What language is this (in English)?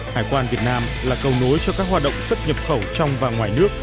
Vietnamese